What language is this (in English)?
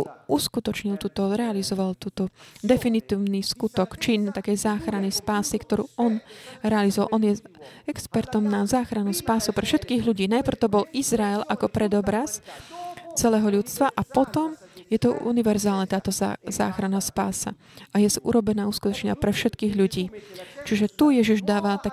Slovak